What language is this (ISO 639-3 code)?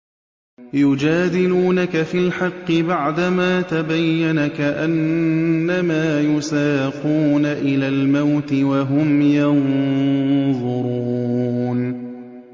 ara